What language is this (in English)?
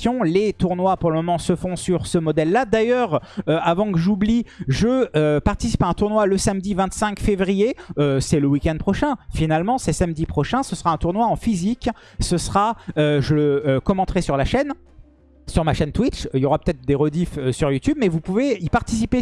French